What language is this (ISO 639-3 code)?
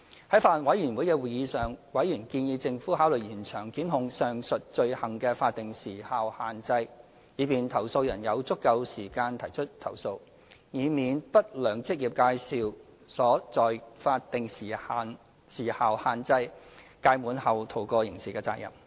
yue